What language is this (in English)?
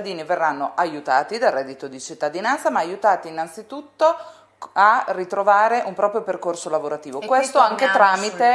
Italian